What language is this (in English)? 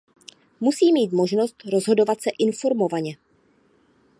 Czech